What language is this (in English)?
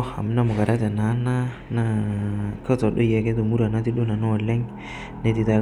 Masai